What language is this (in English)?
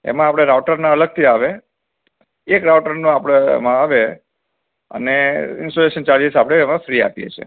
Gujarati